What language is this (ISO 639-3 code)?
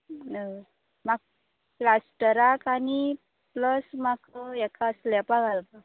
kok